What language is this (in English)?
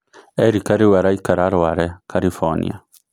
Kikuyu